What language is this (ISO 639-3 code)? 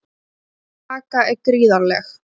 isl